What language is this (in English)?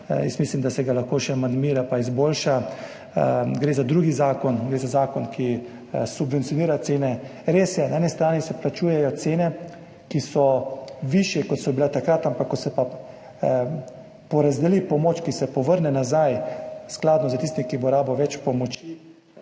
Slovenian